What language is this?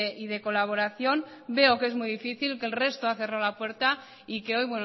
Spanish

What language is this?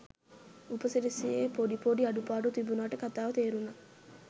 Sinhala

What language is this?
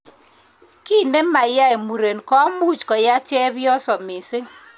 Kalenjin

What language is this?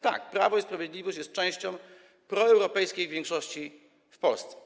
Polish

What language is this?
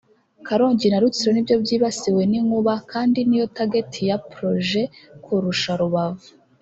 Kinyarwanda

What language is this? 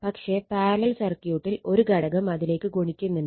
Malayalam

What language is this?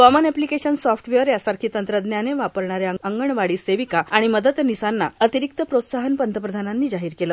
Marathi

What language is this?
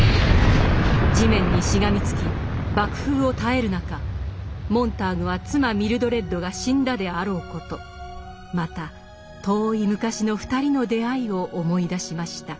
Japanese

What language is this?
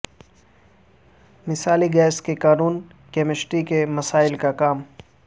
Urdu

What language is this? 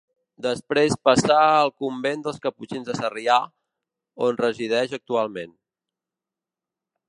Catalan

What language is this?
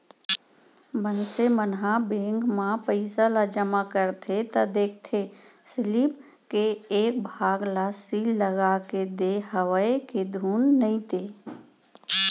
Chhattisgarhi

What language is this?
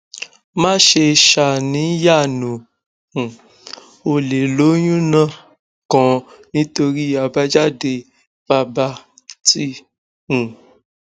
Yoruba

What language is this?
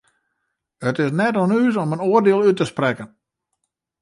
Western Frisian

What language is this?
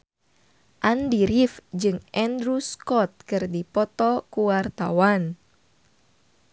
Sundanese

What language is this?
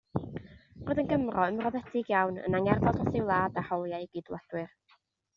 Welsh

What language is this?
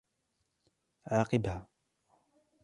Arabic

